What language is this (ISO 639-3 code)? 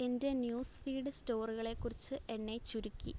mal